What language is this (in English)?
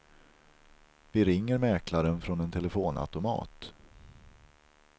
Swedish